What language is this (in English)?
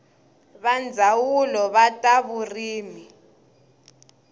Tsonga